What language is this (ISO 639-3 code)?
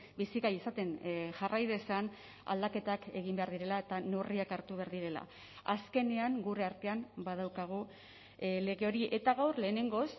eus